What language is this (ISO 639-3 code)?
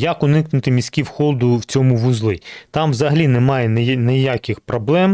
ukr